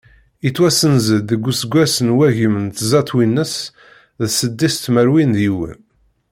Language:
Kabyle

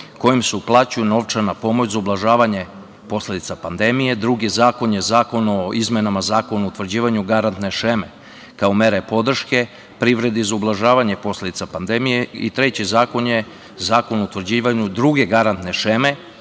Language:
Serbian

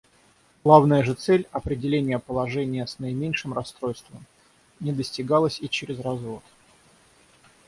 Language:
Russian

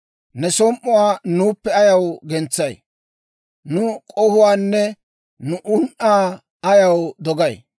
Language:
Dawro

